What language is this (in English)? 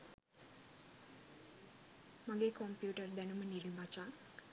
Sinhala